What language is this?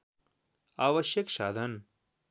Nepali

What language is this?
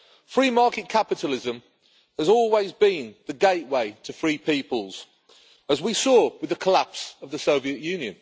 English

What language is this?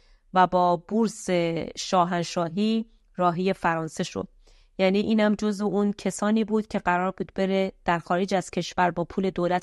Persian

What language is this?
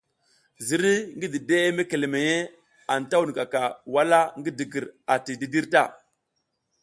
South Giziga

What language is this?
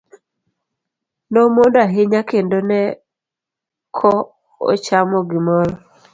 Luo (Kenya and Tanzania)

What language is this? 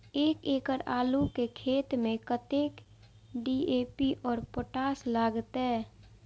Maithili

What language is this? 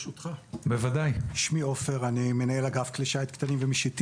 Hebrew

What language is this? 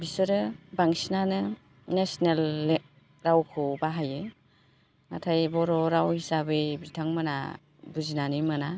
Bodo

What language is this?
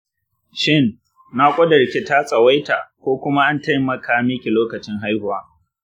Hausa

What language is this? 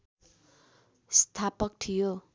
Nepali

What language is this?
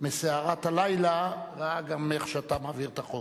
Hebrew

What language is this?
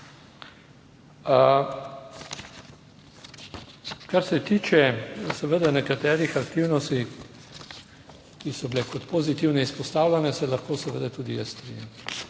Slovenian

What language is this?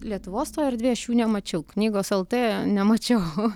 Lithuanian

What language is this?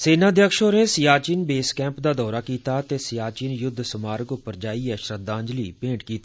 Dogri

